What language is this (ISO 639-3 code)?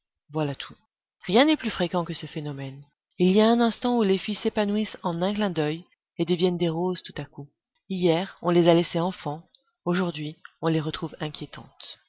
fra